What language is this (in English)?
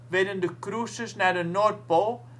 Dutch